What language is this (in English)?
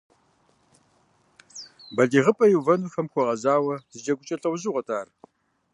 Kabardian